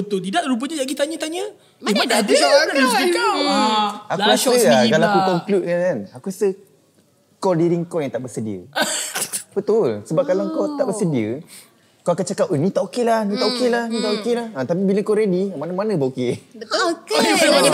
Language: Malay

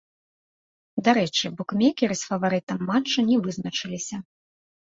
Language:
Belarusian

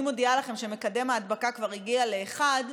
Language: Hebrew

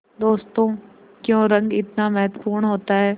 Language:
Hindi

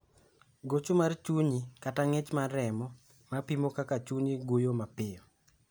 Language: Luo (Kenya and Tanzania)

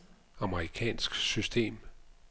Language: Danish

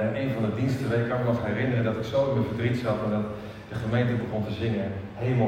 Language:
Dutch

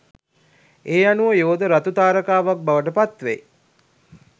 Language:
Sinhala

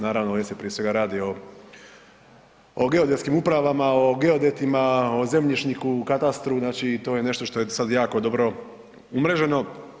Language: Croatian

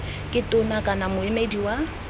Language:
Tswana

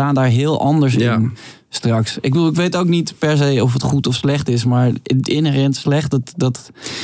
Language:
Dutch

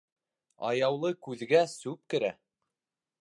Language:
Bashkir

